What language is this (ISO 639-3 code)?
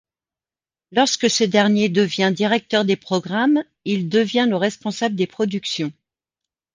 fra